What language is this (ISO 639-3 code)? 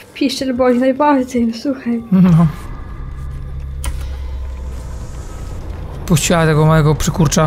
pol